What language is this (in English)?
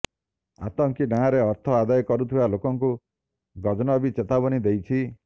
Odia